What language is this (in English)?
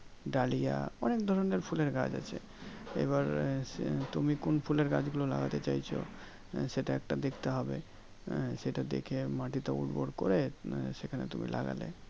Bangla